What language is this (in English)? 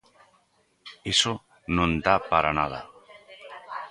Galician